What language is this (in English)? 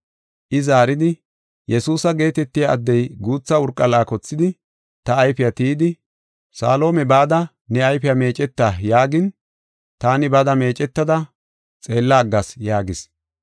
Gofa